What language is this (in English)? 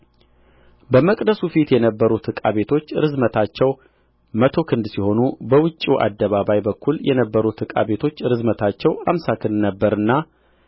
Amharic